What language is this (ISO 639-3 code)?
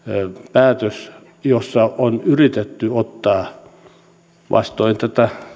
fin